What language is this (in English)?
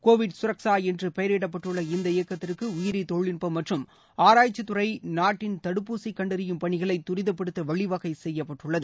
Tamil